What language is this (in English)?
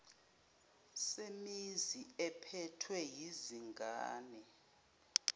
Zulu